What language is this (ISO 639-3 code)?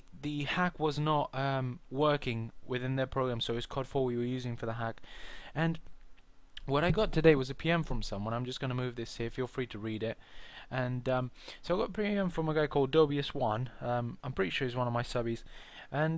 eng